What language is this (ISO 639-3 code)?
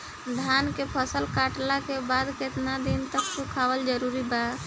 bho